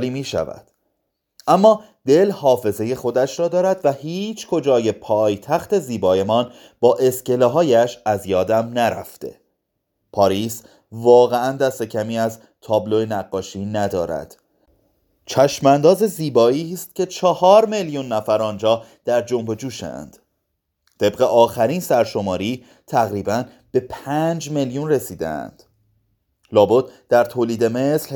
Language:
Persian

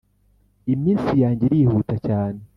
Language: Kinyarwanda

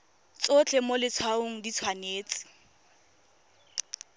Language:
Tswana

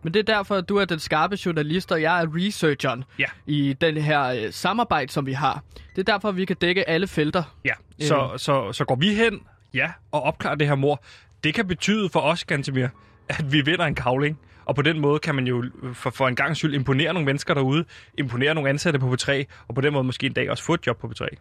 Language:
Danish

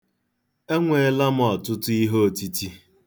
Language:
Igbo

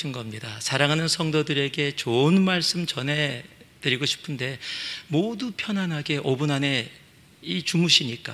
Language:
Korean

